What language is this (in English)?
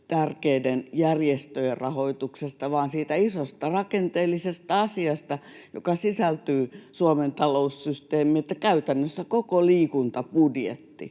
Finnish